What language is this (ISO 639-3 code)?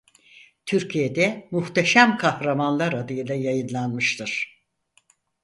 tur